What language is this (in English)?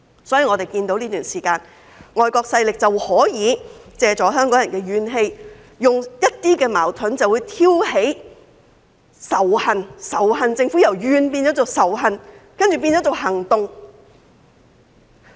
Cantonese